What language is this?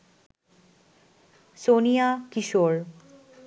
Bangla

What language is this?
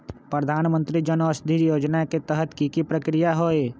Magahi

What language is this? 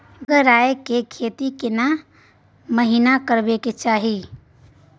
Maithili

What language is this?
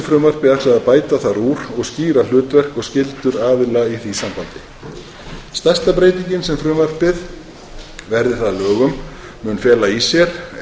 Icelandic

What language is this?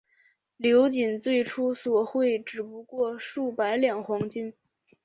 Chinese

